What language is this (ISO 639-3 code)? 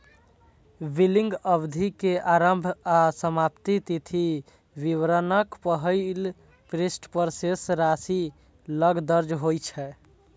mai